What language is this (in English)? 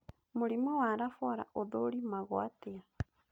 Kikuyu